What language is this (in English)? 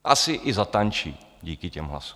Czech